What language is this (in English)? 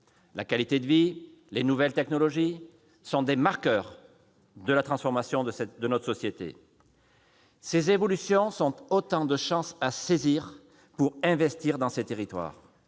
French